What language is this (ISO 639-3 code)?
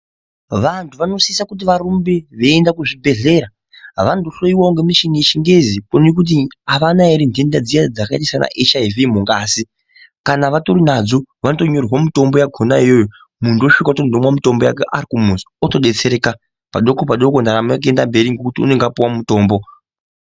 ndc